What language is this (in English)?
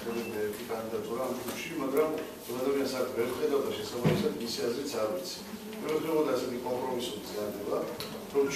Greek